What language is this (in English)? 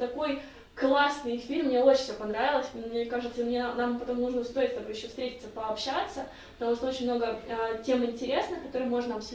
Russian